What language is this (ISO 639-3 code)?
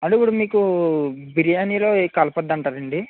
tel